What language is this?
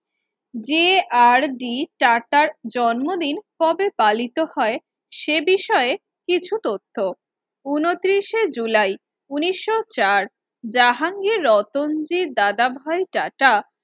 Bangla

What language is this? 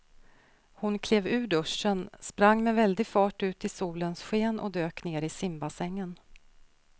Swedish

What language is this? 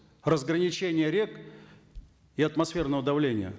Kazakh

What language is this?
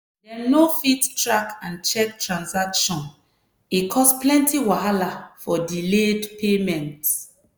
Nigerian Pidgin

